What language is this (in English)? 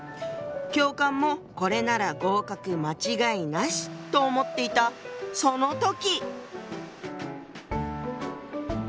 Japanese